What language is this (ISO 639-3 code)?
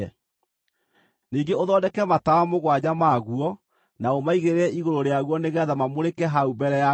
kik